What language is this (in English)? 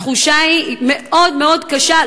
Hebrew